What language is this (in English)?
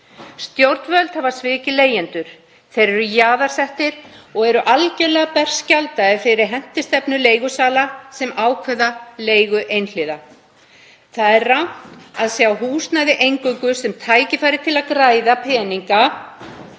Icelandic